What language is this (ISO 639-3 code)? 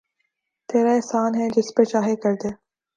urd